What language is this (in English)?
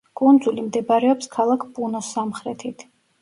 Georgian